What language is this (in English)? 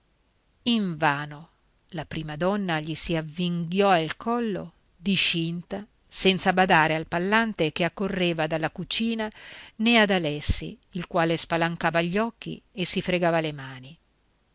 Italian